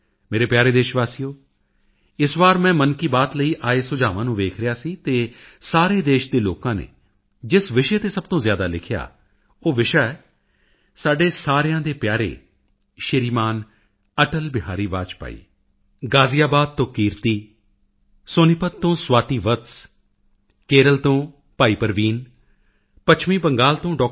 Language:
Punjabi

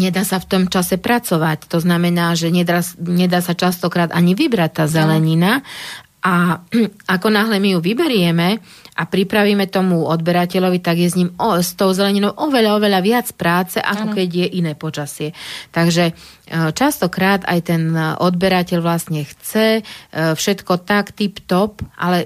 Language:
Slovak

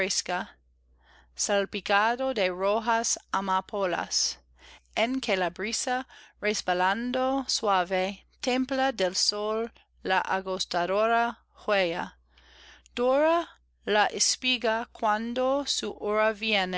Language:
Spanish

